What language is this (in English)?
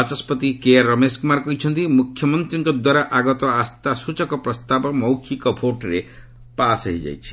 Odia